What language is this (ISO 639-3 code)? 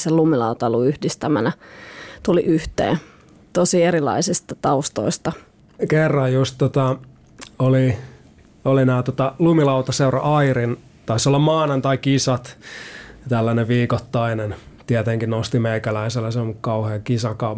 fin